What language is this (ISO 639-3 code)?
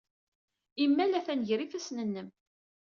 kab